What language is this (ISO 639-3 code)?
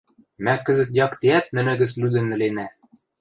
mrj